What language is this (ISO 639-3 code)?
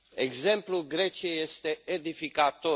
ron